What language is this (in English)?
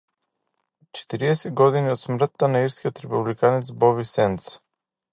Macedonian